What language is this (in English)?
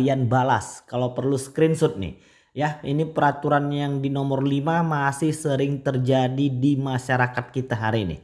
Indonesian